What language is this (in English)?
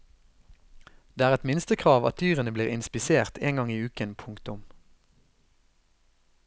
Norwegian